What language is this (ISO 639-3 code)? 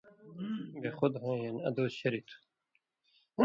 mvy